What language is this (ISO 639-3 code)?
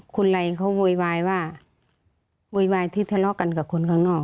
tha